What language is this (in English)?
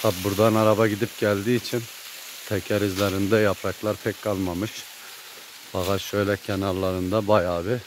Turkish